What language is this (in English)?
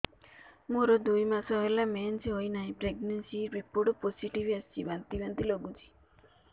Odia